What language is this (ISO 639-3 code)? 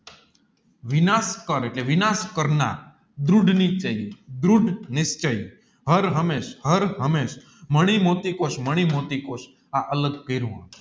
guj